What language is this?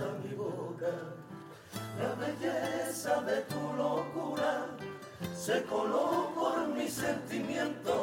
Spanish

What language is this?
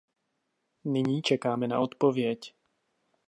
Czech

